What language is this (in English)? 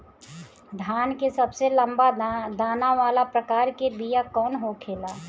Bhojpuri